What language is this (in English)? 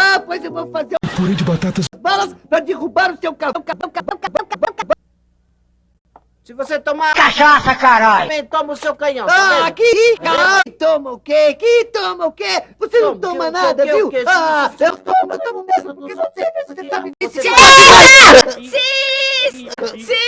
Portuguese